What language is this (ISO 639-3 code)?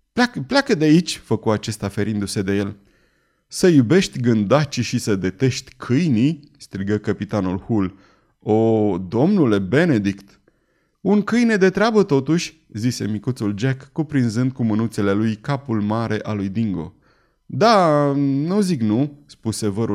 ron